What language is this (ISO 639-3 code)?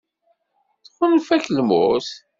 kab